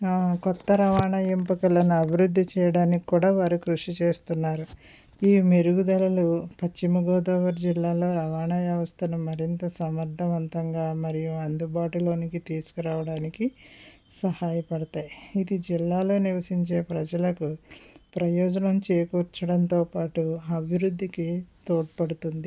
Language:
Telugu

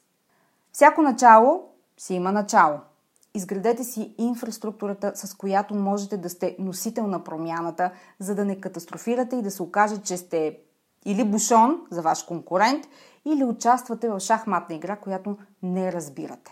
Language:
Bulgarian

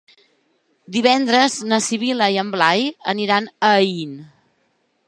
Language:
Catalan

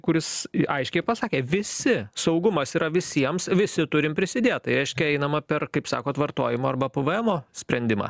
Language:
Lithuanian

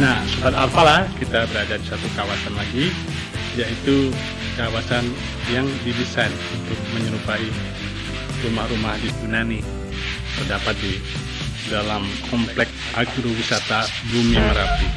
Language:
Indonesian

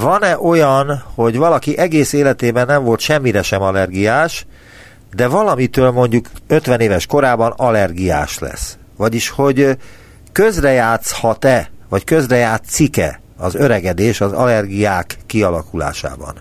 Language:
Hungarian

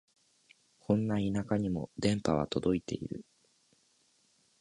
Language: Japanese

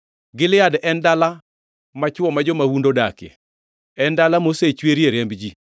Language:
Luo (Kenya and Tanzania)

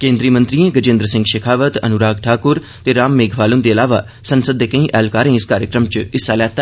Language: Dogri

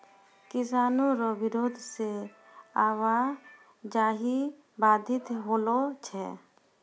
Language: Maithili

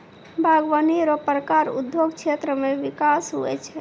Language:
Maithili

